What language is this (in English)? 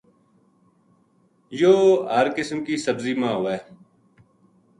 Gujari